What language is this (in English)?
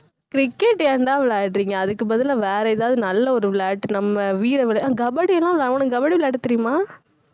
Tamil